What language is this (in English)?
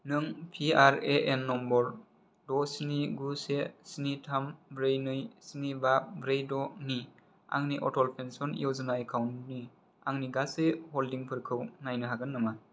Bodo